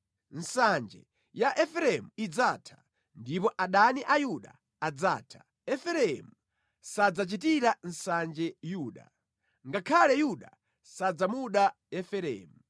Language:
Nyanja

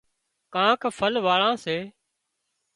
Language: Wadiyara Koli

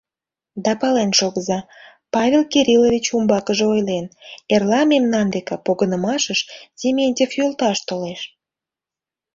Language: Mari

